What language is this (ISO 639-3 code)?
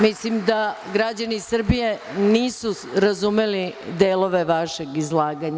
srp